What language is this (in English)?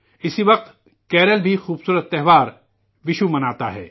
Urdu